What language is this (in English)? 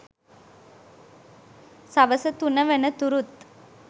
Sinhala